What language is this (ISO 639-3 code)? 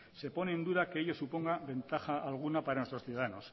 spa